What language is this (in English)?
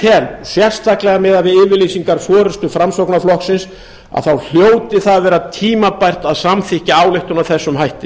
Icelandic